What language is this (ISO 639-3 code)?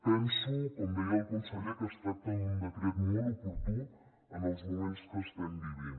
cat